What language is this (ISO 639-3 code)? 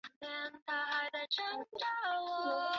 zho